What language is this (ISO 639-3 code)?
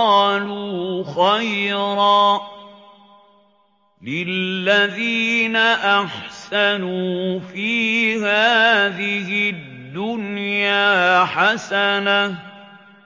ara